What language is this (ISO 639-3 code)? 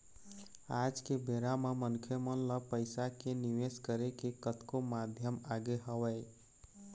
hne